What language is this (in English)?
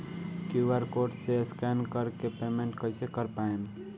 Bhojpuri